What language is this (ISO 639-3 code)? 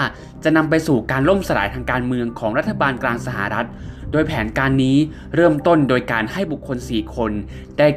tha